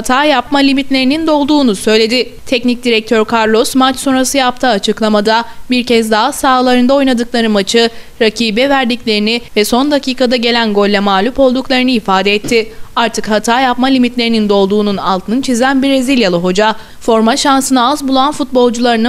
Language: Turkish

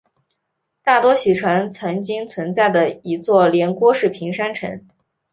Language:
Chinese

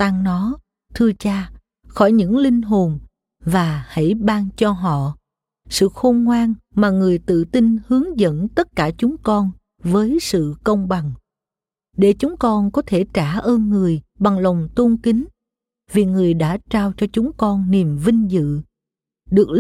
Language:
Vietnamese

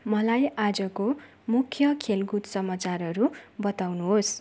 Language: Nepali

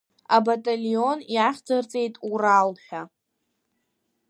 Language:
Abkhazian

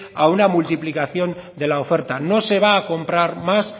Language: Spanish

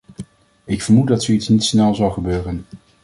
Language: Dutch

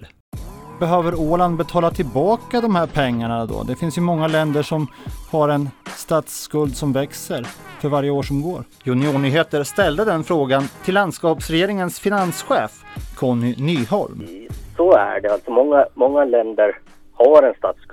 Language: Swedish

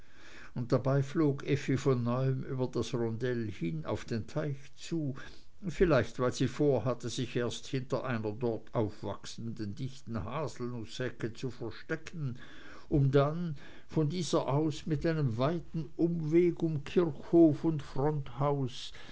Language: German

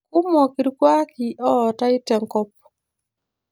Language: Masai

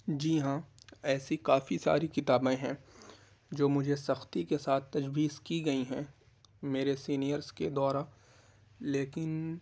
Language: Urdu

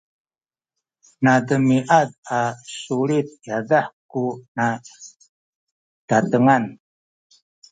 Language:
Sakizaya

